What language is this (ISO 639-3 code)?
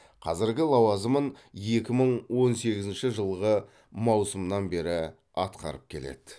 kaz